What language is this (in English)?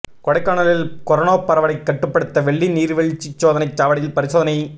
Tamil